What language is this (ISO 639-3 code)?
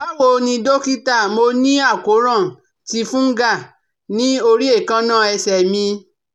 yor